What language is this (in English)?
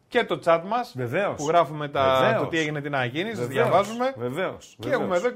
Greek